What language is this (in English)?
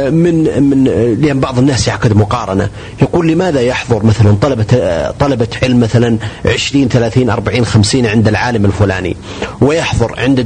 Arabic